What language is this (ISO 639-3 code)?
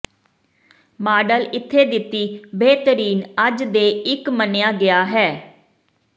pan